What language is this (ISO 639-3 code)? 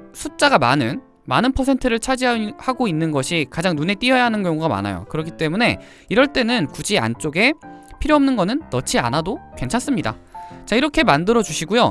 kor